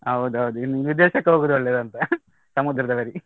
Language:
Kannada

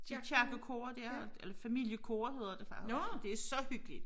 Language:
Danish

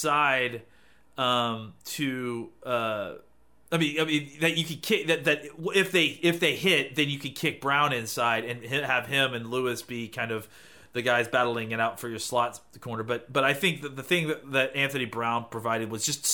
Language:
English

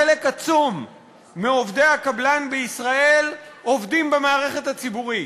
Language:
Hebrew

